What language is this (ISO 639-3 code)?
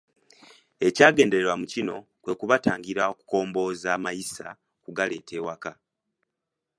lug